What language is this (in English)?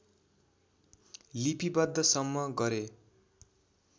Nepali